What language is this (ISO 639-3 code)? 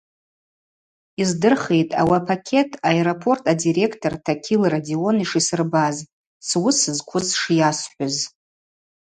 abq